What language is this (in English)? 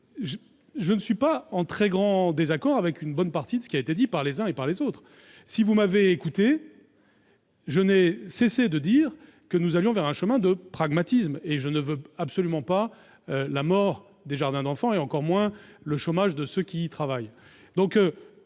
French